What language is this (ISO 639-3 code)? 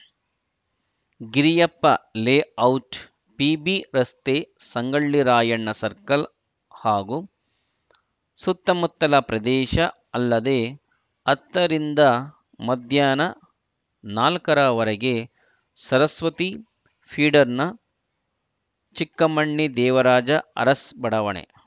kan